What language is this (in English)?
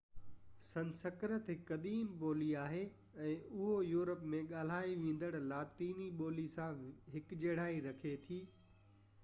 Sindhi